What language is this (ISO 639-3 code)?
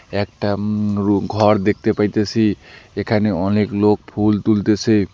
ben